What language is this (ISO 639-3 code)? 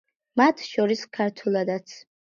kat